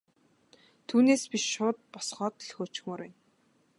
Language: Mongolian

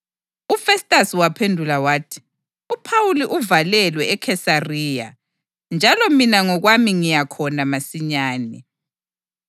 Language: North Ndebele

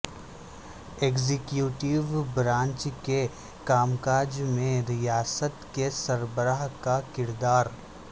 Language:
Urdu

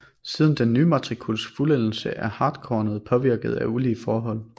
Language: Danish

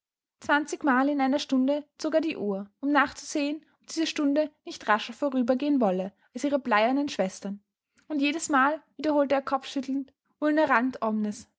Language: German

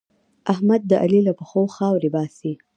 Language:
Pashto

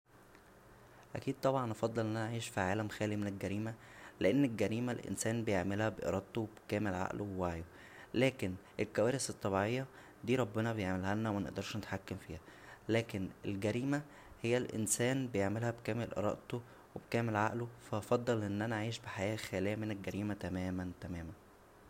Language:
Egyptian Arabic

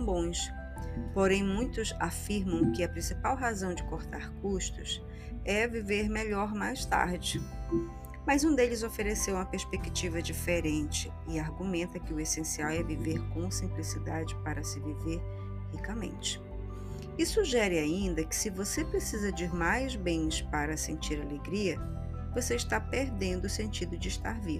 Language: Portuguese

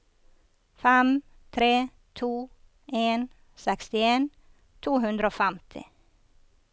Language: Norwegian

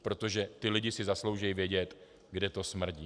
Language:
Czech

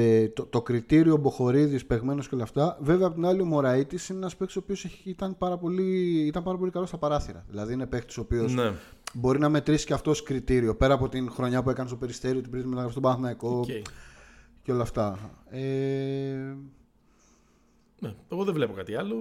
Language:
Greek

